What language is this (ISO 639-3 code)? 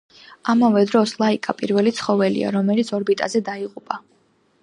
kat